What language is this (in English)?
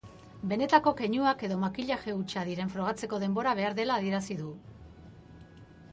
Basque